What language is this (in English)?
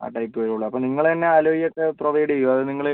Malayalam